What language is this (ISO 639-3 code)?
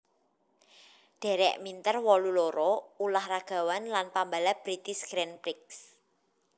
jav